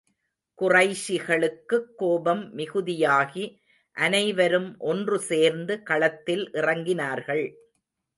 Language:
Tamil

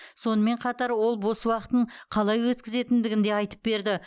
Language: Kazakh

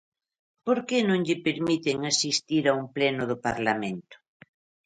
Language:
Galician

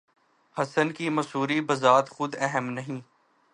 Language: Urdu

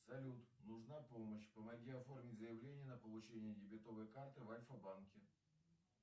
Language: Russian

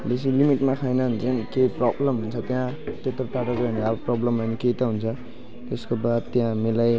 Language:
Nepali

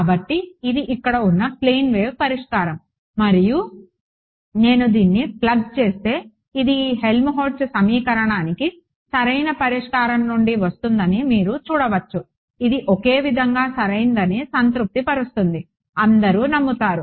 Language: Telugu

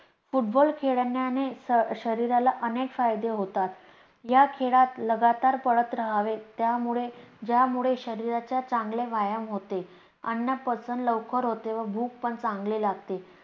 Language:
Marathi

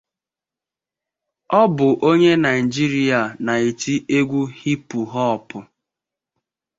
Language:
Igbo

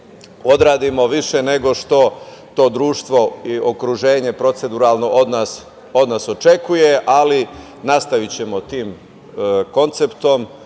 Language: Serbian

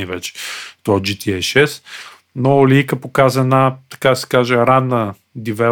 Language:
Bulgarian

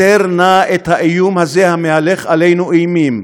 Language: Hebrew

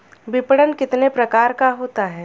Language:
Hindi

